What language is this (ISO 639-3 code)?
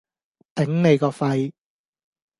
yue